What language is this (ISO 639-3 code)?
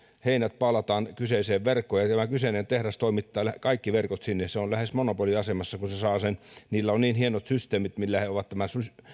fin